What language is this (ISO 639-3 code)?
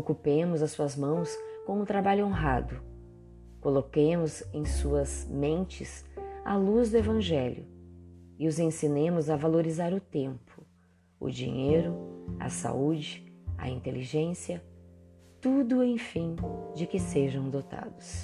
por